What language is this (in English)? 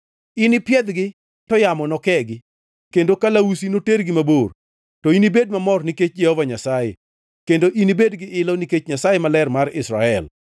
Luo (Kenya and Tanzania)